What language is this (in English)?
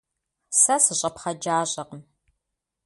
Kabardian